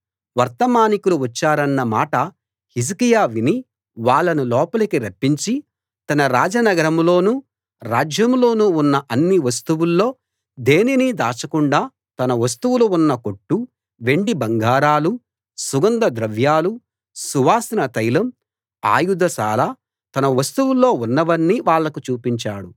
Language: Telugu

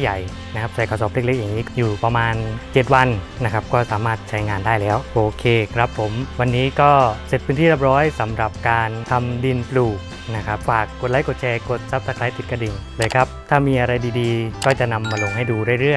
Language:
Thai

